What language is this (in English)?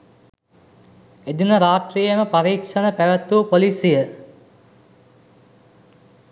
Sinhala